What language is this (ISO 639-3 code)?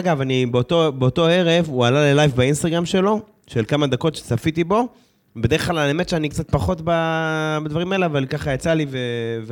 heb